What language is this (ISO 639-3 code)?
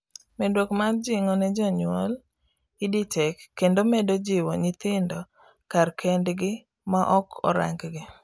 luo